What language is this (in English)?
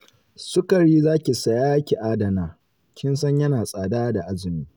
Hausa